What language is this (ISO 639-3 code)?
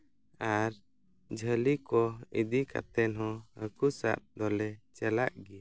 sat